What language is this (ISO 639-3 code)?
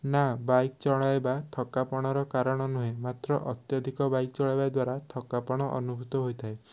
ori